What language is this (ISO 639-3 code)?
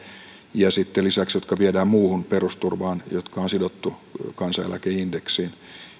fin